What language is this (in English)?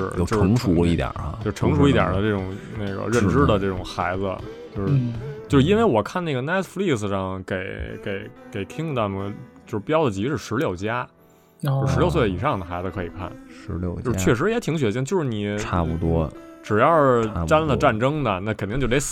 Chinese